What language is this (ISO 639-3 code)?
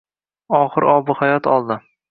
uzb